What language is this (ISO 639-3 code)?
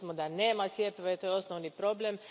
hrv